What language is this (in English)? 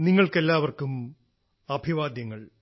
Malayalam